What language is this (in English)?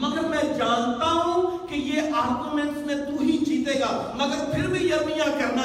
Urdu